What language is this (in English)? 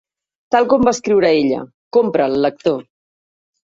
Catalan